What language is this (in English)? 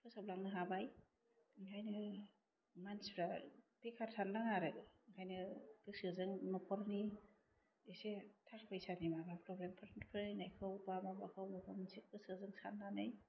Bodo